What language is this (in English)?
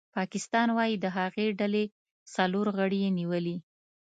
Pashto